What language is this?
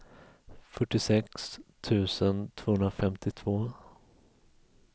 Swedish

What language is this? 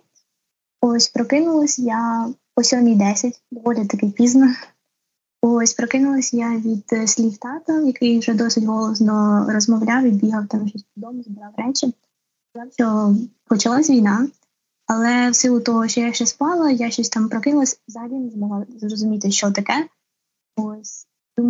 Ukrainian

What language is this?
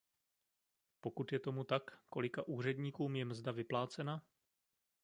Czech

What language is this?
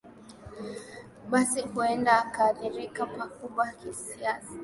Swahili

